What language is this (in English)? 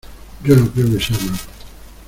Spanish